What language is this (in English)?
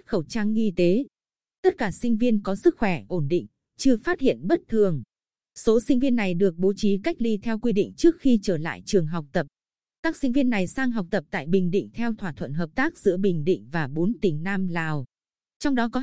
Vietnamese